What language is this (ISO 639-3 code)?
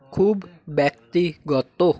ben